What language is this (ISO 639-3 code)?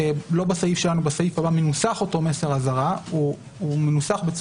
heb